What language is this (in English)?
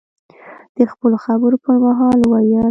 Pashto